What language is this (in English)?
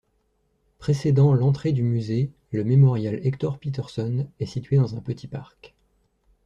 French